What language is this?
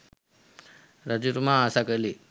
Sinhala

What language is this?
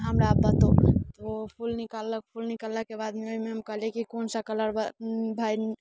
Maithili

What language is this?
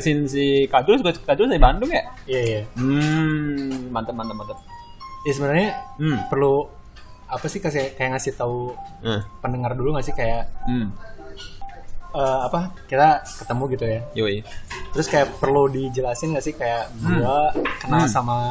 Indonesian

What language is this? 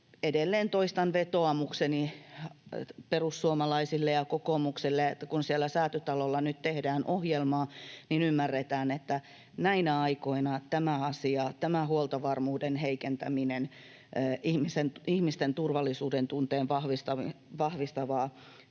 Finnish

